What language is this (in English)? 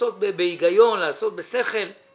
Hebrew